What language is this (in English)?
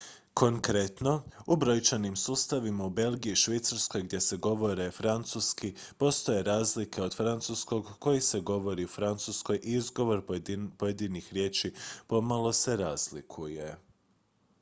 Croatian